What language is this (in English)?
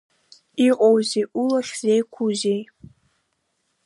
Abkhazian